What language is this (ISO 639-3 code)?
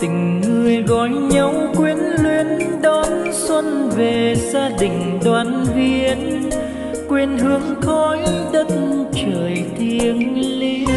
vie